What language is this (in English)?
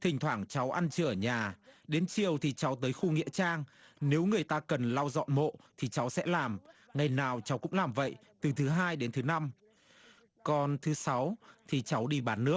Vietnamese